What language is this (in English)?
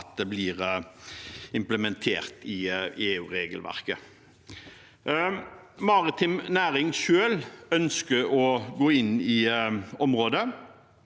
Norwegian